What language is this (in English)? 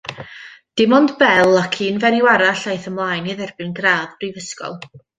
Welsh